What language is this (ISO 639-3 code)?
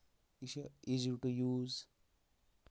kas